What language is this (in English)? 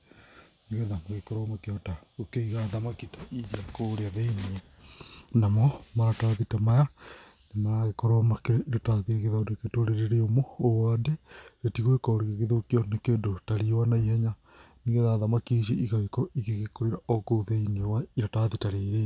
Kikuyu